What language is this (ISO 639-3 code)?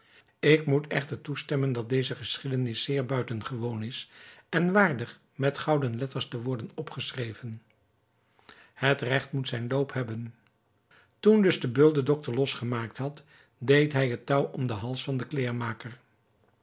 nld